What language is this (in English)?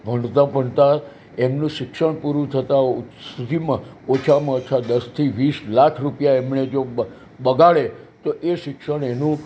Gujarati